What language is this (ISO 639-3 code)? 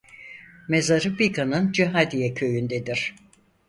tur